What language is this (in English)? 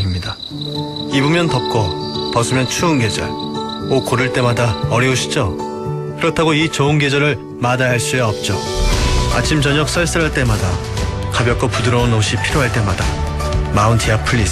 Korean